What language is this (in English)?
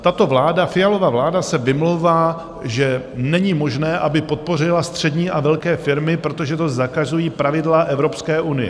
Czech